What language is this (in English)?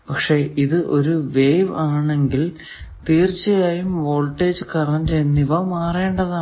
Malayalam